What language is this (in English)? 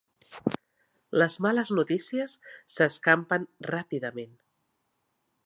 Catalan